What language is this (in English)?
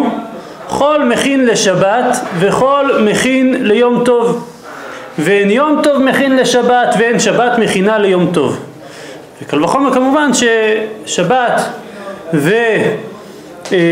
Hebrew